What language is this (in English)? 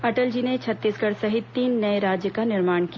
Hindi